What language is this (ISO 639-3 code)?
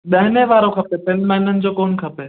snd